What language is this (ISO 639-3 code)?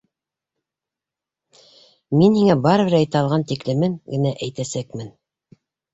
bak